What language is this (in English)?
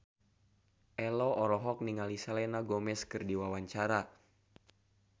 Sundanese